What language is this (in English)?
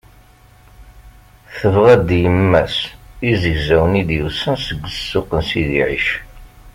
Kabyle